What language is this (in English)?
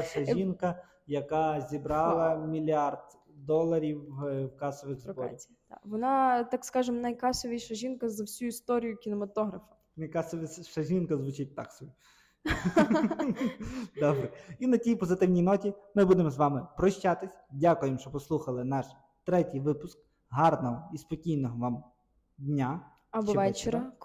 Ukrainian